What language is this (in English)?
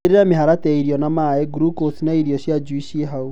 Kikuyu